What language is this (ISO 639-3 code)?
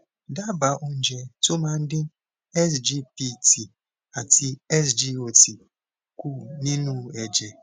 yor